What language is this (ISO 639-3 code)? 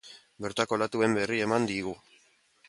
eus